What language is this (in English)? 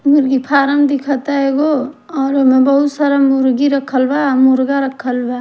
Bhojpuri